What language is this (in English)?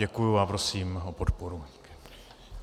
Czech